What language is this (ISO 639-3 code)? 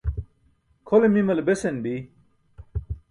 bsk